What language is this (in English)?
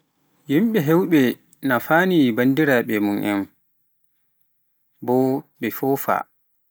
Pular